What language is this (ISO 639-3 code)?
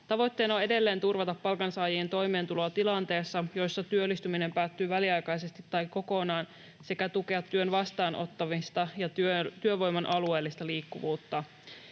fin